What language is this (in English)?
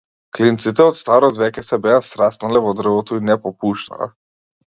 Macedonian